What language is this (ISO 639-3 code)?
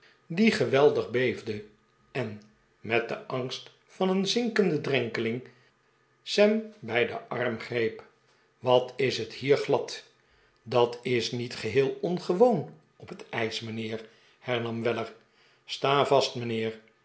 nld